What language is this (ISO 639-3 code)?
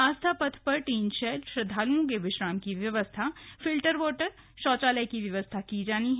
hin